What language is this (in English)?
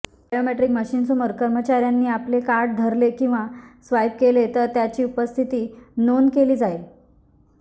Marathi